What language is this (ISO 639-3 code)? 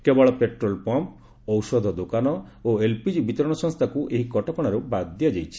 ori